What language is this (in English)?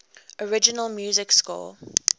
English